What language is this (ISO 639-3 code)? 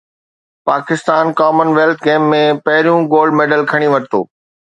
snd